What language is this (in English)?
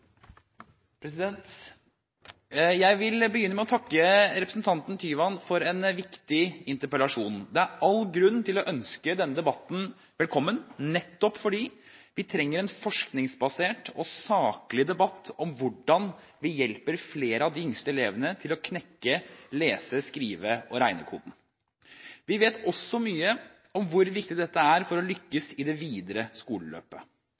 Norwegian Bokmål